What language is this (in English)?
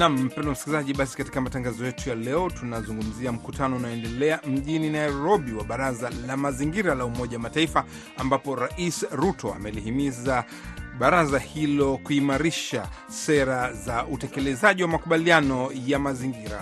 Swahili